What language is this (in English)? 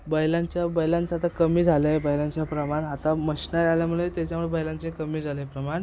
Marathi